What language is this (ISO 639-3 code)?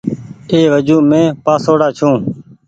gig